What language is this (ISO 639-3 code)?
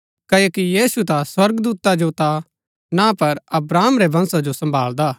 gbk